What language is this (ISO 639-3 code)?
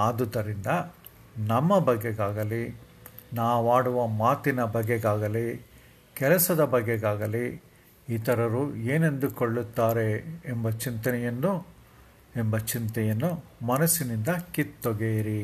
kan